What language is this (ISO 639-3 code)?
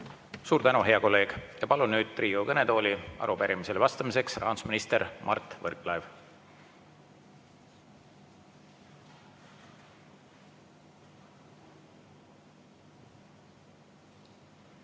est